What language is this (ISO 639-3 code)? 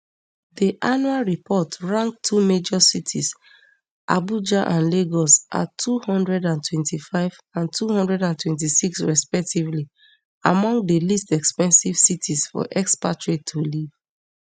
pcm